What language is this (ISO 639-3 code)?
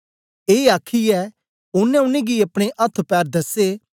doi